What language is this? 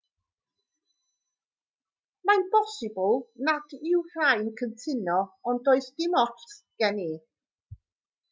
Welsh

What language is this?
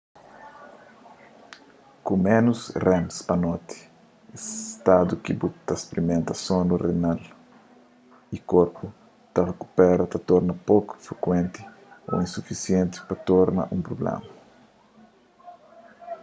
Kabuverdianu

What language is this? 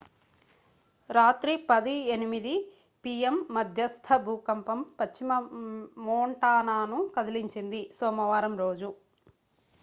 Telugu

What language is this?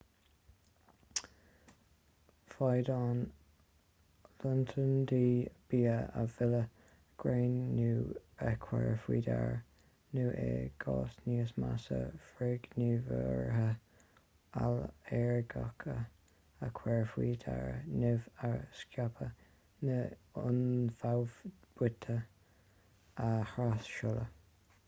Irish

